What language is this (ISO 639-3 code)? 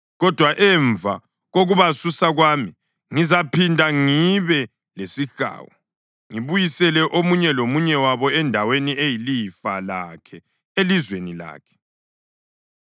nde